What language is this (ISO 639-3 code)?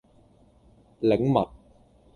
yue